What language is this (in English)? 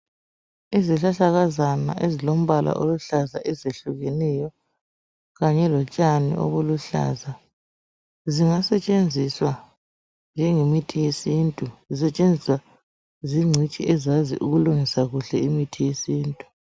North Ndebele